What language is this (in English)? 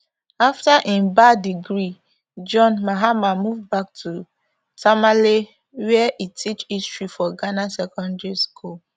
Nigerian Pidgin